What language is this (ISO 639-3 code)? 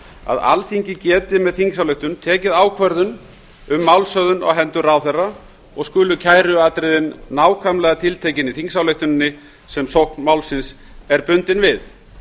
isl